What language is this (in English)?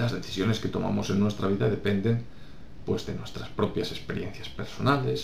Spanish